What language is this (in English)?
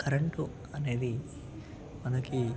Telugu